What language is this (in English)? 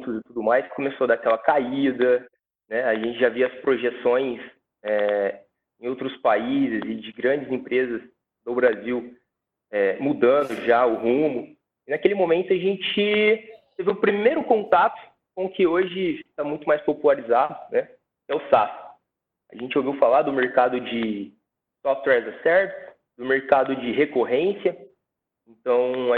Portuguese